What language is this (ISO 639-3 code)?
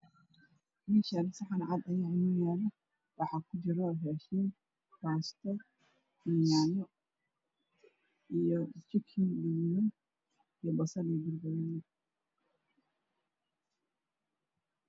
som